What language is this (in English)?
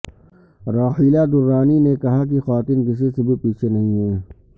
Urdu